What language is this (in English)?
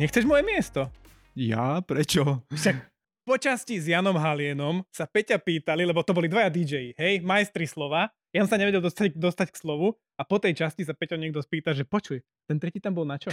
Slovak